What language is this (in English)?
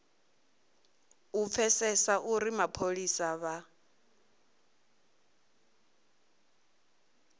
Venda